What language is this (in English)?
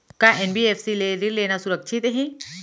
Chhattisgarhi